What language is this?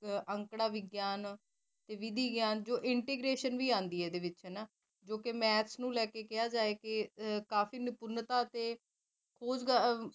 Punjabi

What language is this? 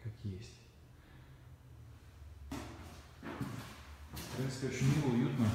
Russian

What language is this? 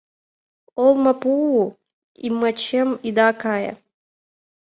Mari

